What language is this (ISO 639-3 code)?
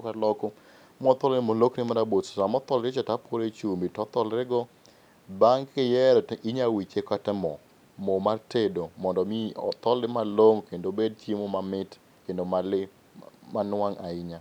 luo